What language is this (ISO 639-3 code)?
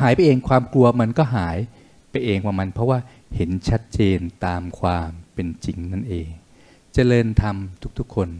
tha